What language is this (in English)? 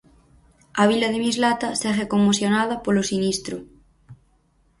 Galician